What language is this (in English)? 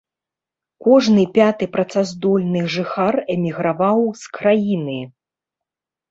Belarusian